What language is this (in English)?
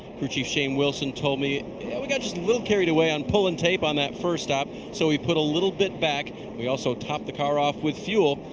English